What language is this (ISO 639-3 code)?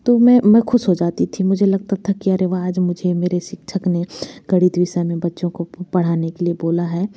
hin